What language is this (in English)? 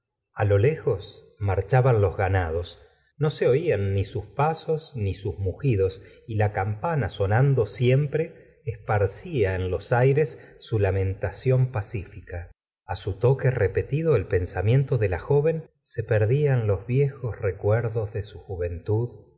Spanish